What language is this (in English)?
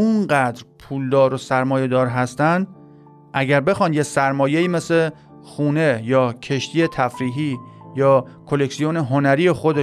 Persian